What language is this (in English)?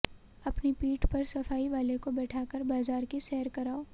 Hindi